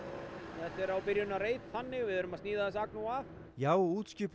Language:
Icelandic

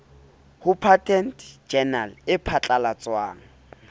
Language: Southern Sotho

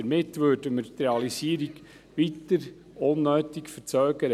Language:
Swiss German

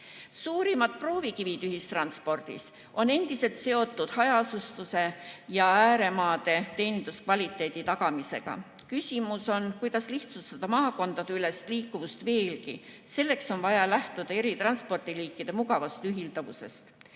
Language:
Estonian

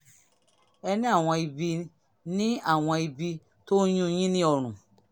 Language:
Yoruba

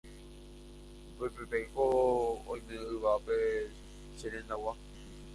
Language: Guarani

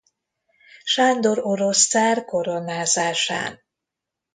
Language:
Hungarian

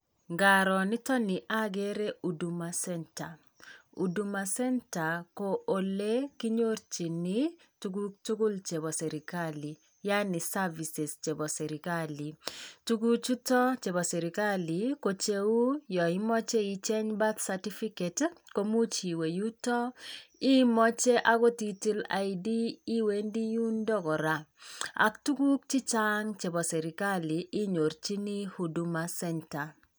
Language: Kalenjin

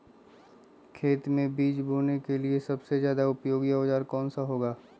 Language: Magahi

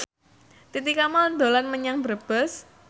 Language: Javanese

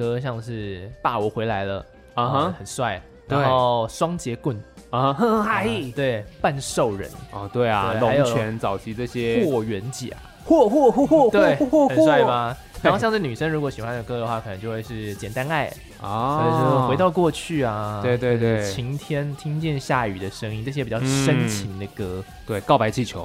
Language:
Chinese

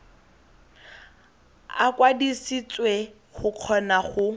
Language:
Tswana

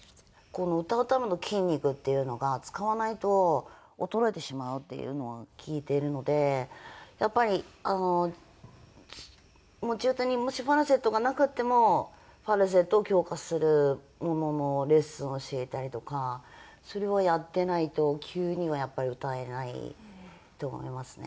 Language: Japanese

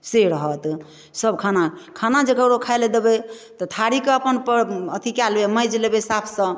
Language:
Maithili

